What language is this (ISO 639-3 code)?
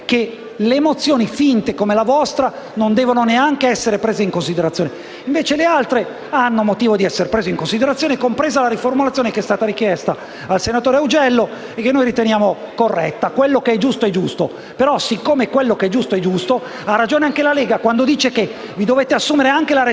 ita